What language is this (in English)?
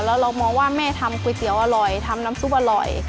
Thai